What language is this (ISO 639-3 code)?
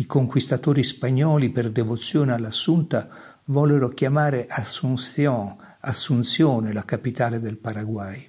ita